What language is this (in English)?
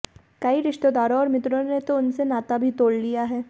Hindi